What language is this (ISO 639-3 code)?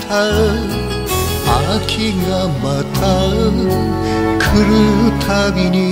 jpn